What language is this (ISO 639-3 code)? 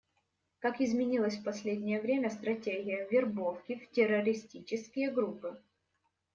rus